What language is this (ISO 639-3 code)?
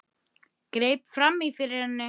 isl